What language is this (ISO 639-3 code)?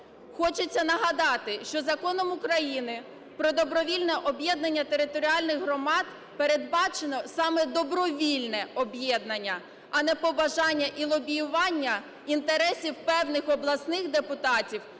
ukr